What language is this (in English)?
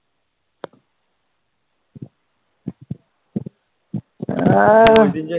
Bangla